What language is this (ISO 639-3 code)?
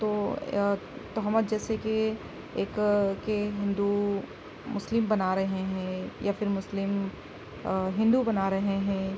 urd